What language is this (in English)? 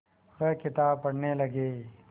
Hindi